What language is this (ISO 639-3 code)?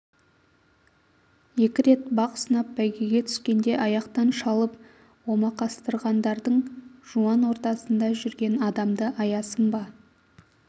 kaz